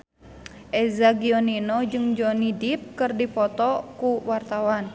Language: Sundanese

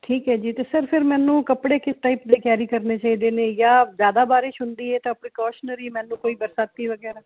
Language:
Punjabi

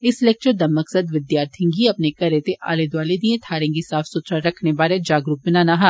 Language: Dogri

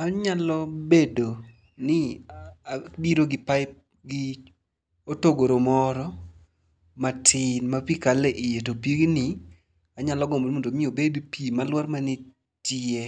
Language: Luo (Kenya and Tanzania)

